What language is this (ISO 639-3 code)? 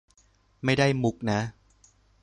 tha